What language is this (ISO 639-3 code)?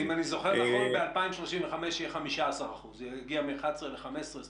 heb